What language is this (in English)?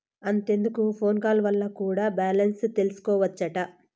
Telugu